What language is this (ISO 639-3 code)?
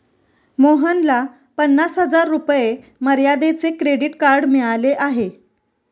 mar